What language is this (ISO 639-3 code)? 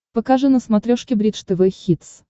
rus